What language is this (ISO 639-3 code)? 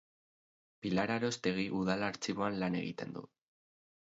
eus